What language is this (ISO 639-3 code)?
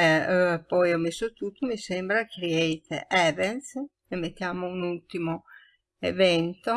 ita